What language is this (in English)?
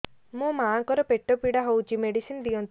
Odia